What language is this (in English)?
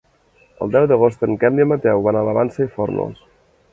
Catalan